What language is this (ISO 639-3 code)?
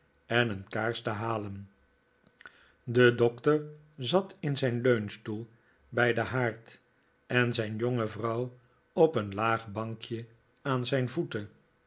nld